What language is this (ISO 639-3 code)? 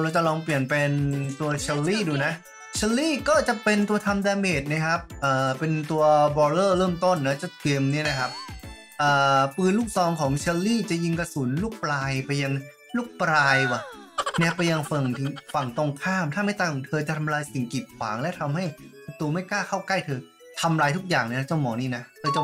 tha